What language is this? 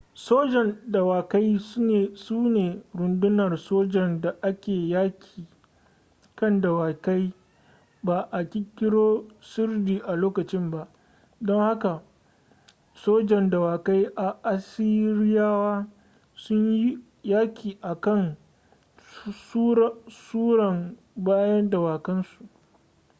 Hausa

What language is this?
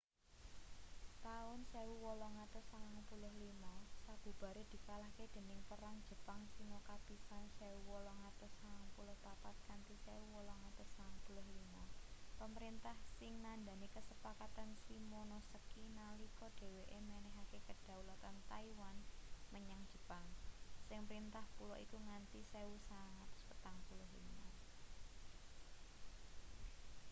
Javanese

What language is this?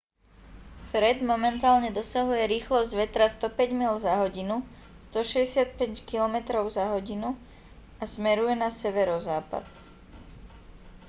Slovak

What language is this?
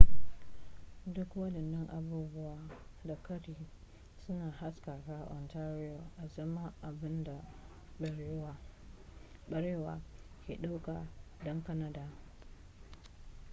Hausa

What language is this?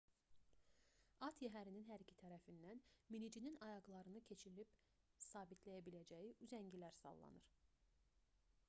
Azerbaijani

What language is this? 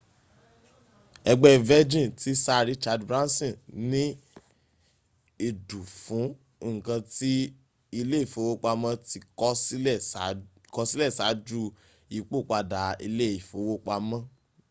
Yoruba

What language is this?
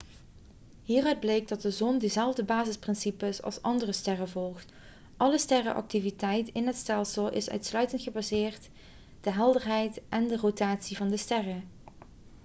Dutch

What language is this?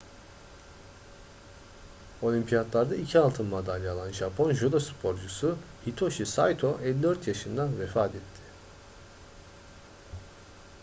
Turkish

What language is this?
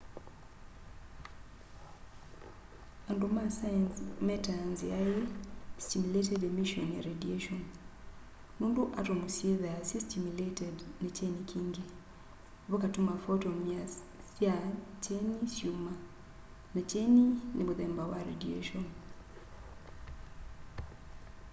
Kamba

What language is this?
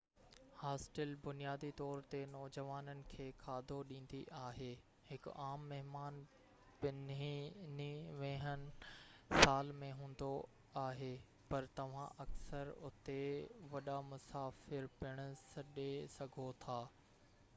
Sindhi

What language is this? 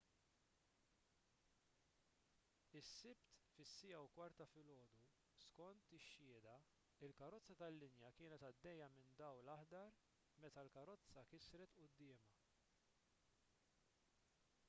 Maltese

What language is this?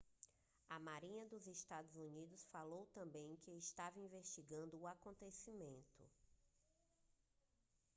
Portuguese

